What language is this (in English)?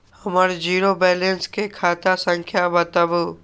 Maithili